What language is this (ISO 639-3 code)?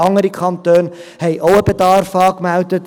gsw